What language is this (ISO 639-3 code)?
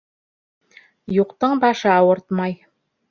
bak